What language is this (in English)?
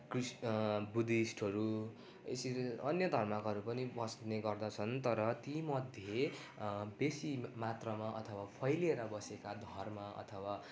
Nepali